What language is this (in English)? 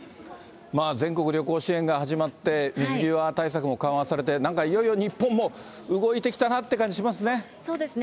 Japanese